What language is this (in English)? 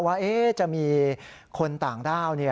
Thai